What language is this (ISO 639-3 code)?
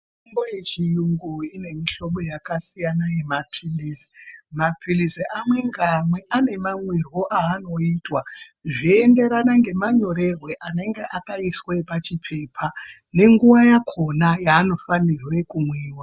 ndc